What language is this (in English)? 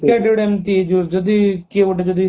Odia